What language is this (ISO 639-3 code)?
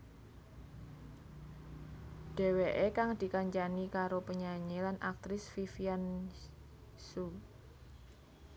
jav